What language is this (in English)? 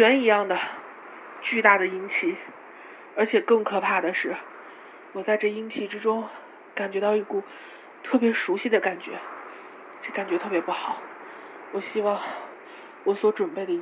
Chinese